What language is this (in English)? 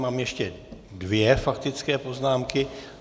Czech